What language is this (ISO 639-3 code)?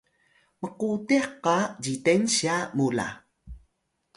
tay